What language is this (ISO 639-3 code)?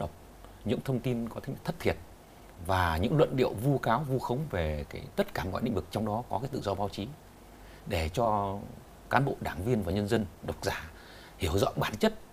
vie